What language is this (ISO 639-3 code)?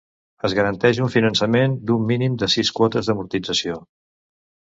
cat